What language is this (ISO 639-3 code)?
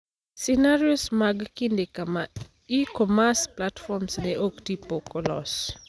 luo